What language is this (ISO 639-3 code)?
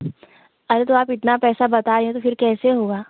hin